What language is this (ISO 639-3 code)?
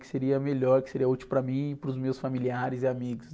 por